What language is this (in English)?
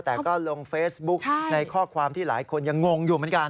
Thai